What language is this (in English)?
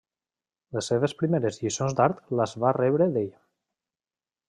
Catalan